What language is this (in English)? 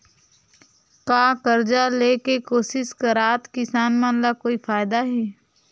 Chhattisgarhi